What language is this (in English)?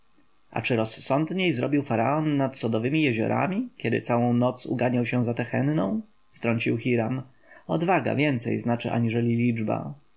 Polish